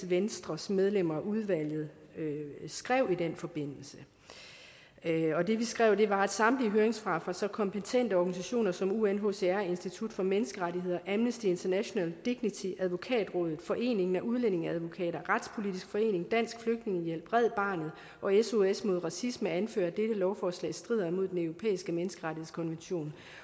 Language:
Danish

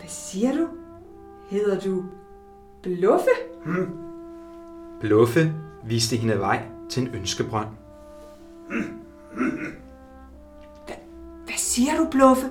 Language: Danish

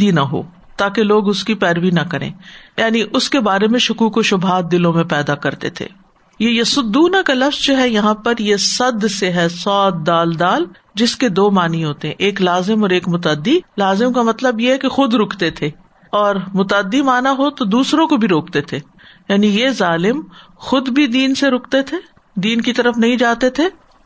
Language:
Urdu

